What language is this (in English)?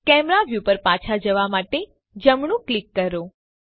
Gujarati